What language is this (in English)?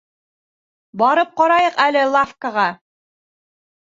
Bashkir